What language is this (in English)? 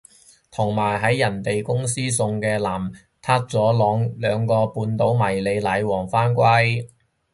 Cantonese